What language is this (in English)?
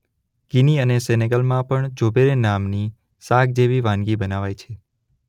Gujarati